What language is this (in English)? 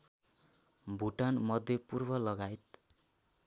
Nepali